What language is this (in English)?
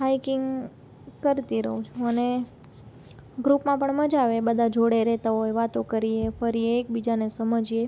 Gujarati